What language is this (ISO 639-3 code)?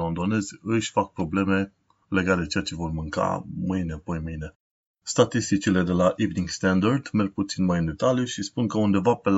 ron